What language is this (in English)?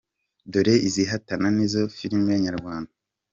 Kinyarwanda